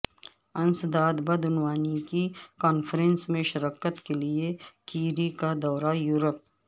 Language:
Urdu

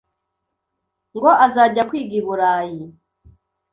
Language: Kinyarwanda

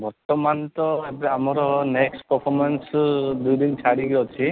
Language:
Odia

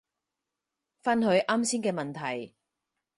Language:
Cantonese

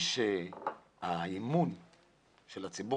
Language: Hebrew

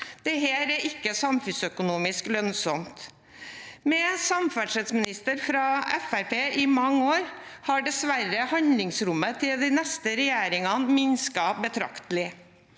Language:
Norwegian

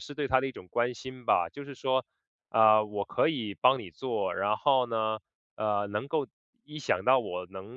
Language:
Chinese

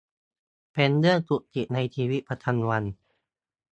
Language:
Thai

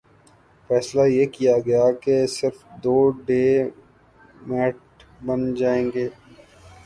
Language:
Urdu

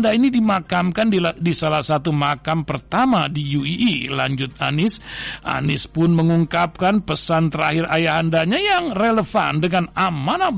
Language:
Indonesian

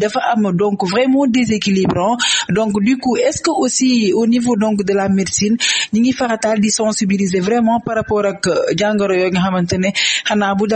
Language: French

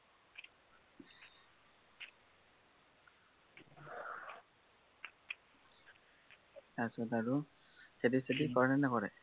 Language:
Assamese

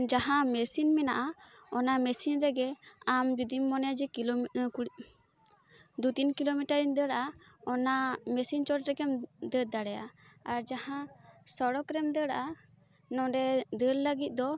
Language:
Santali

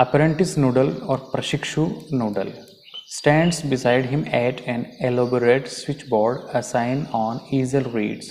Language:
Hindi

